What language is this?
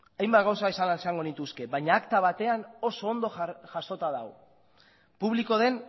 Basque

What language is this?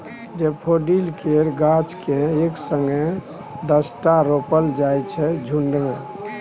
Maithili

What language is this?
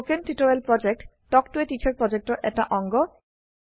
Assamese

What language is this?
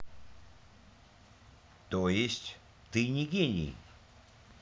Russian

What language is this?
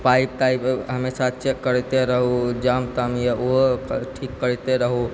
Maithili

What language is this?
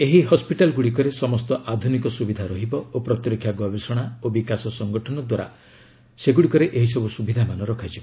Odia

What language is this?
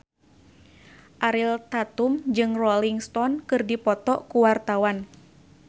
Sundanese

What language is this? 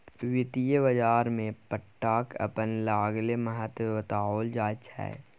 Maithili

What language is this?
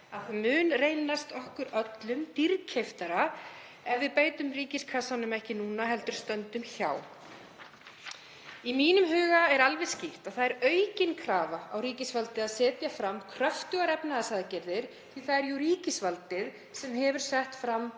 Icelandic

